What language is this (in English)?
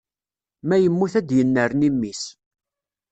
Kabyle